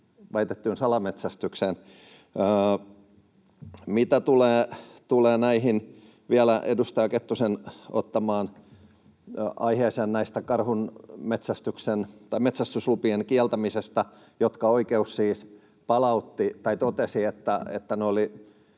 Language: Finnish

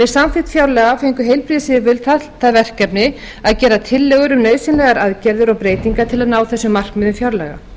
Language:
Icelandic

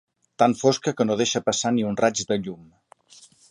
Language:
Catalan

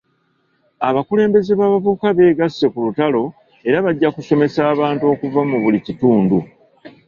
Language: Ganda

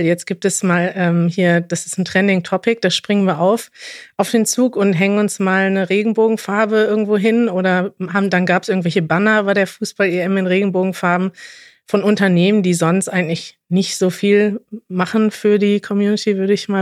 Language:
German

